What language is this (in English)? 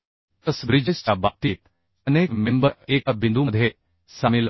Marathi